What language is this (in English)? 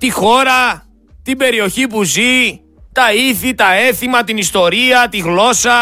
Greek